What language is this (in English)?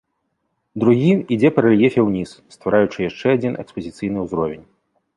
Belarusian